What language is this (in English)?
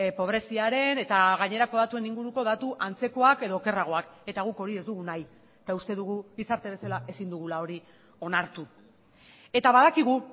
Basque